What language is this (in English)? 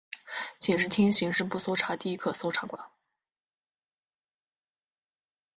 Chinese